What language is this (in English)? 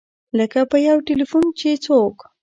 Pashto